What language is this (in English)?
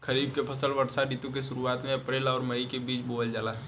Bhojpuri